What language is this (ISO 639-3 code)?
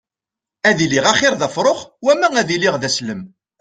kab